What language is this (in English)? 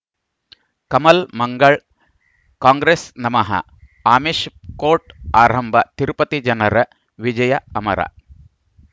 Kannada